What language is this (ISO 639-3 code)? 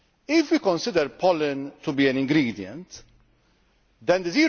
eng